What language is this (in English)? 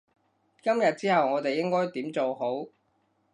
Cantonese